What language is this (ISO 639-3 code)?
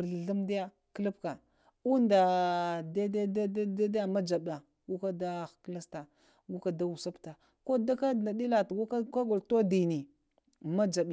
hia